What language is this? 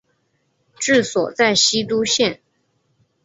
Chinese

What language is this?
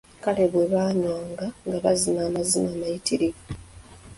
Ganda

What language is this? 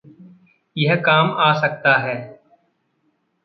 Hindi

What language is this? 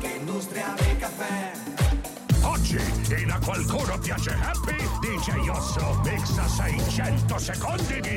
Italian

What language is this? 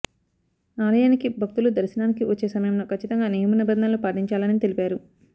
Telugu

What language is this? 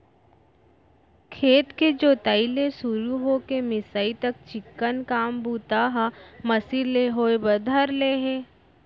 Chhattisgarhi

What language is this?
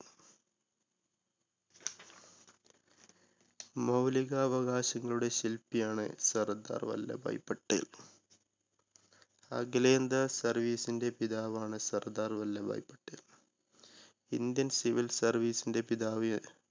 Malayalam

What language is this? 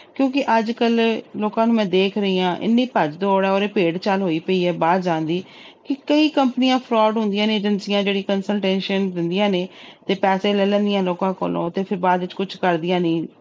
Punjabi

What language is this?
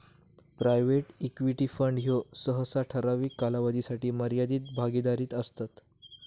Marathi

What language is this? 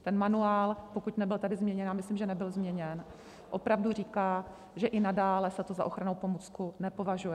Czech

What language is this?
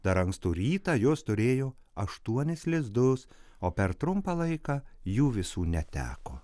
Lithuanian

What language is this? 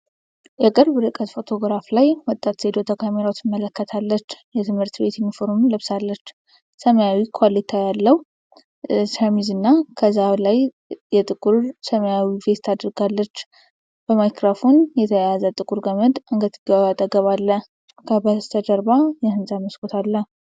Amharic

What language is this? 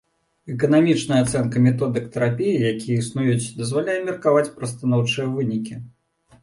Belarusian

